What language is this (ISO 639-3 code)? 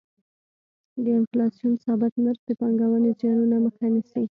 pus